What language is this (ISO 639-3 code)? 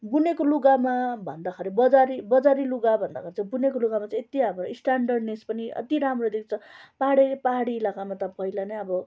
nep